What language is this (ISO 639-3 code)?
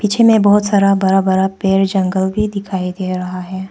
hin